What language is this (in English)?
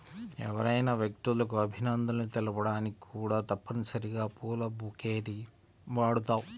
Telugu